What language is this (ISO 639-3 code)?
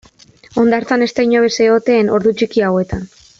eus